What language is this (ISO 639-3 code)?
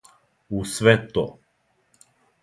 srp